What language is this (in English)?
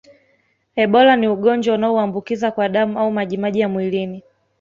Swahili